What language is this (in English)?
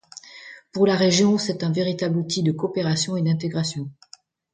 French